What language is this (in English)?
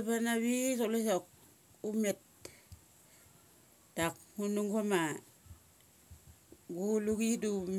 Mali